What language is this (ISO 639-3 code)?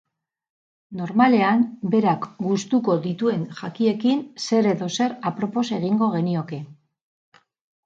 eus